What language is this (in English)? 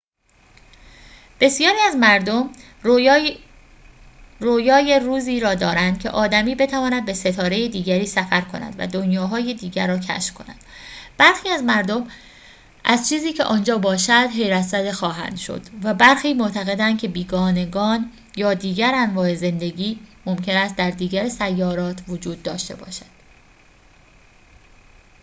Persian